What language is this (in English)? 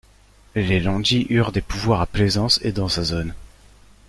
French